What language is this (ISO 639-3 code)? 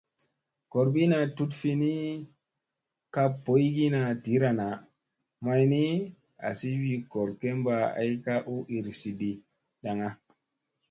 mse